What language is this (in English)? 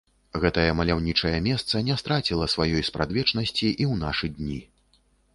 Belarusian